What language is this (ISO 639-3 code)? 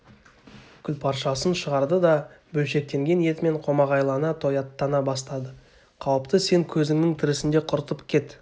kaz